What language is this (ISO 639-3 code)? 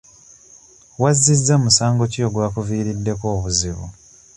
lug